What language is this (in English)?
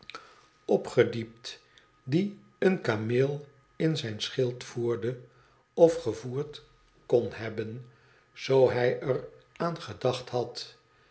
Dutch